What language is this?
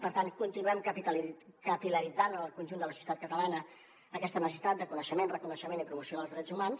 Catalan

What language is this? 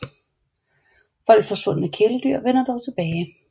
Danish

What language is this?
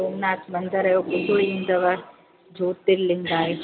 Sindhi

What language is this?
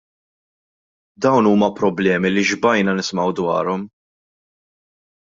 Maltese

